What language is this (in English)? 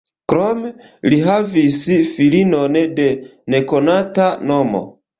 Esperanto